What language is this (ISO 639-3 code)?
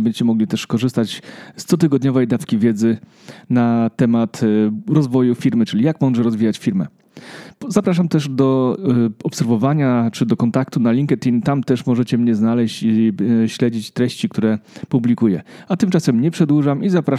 pol